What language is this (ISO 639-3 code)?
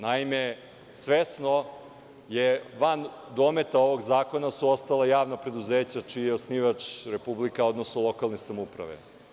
srp